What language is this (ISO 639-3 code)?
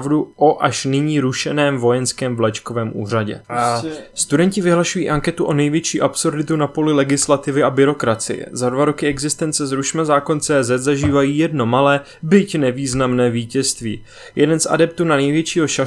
ces